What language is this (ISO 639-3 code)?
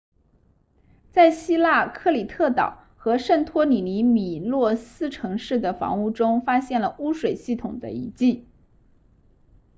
zho